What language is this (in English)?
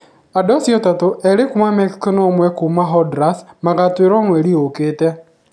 Kikuyu